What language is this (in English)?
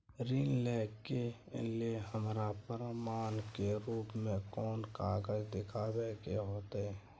Maithili